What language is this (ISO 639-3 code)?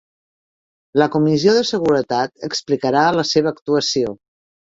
cat